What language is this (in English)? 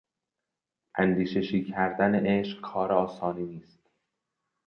Persian